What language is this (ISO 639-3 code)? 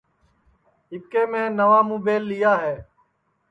ssi